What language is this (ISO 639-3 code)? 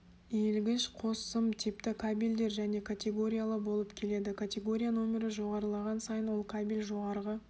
kaz